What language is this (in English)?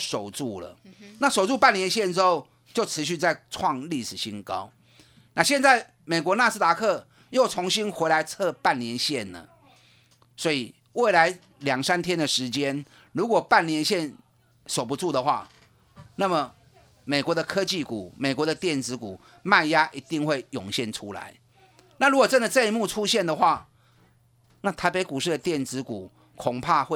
Chinese